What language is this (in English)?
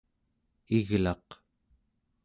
Central Yupik